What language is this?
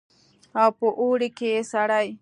Pashto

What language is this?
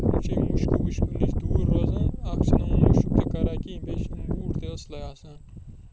Kashmiri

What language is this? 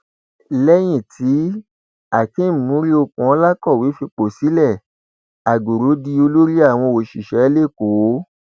Yoruba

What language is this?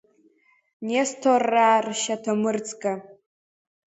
Abkhazian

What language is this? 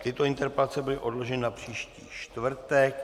Czech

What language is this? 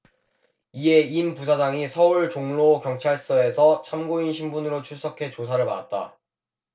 Korean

